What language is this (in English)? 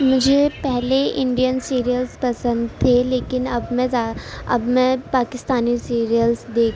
Urdu